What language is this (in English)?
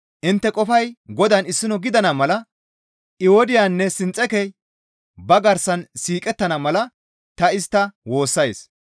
Gamo